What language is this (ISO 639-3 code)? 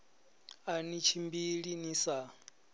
ven